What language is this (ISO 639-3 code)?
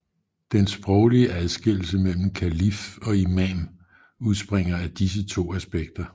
dan